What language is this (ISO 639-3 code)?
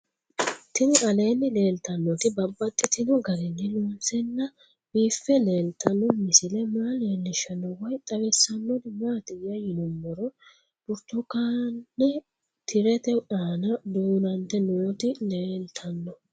sid